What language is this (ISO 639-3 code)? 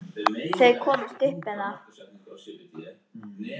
isl